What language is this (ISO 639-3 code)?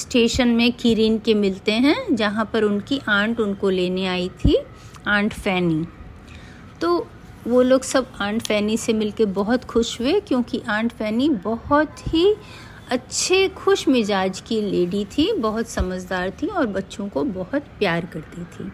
hin